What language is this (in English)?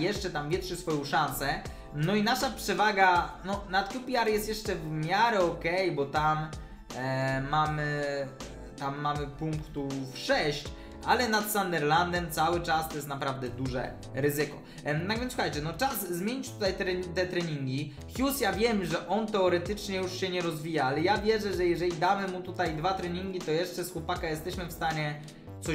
Polish